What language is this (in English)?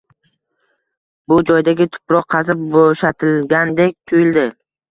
Uzbek